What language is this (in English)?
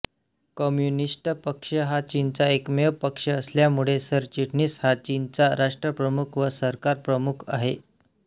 Marathi